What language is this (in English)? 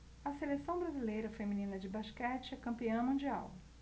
Portuguese